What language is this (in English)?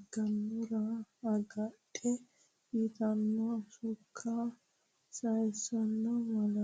Sidamo